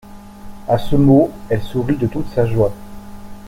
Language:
French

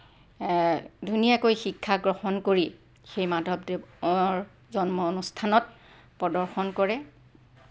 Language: Assamese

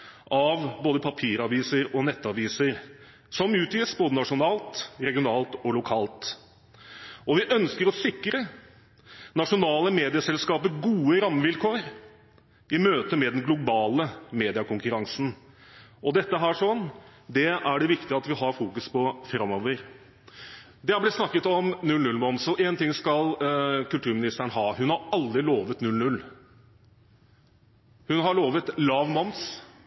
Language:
Norwegian Bokmål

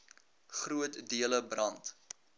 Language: Afrikaans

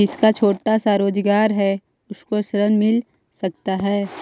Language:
Magahi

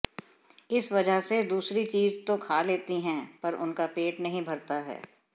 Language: Hindi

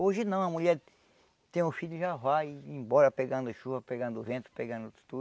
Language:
Portuguese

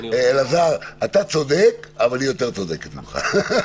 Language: Hebrew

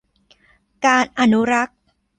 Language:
Thai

